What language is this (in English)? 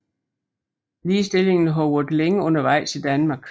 Danish